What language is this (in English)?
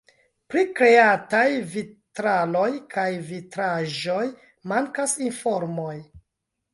Esperanto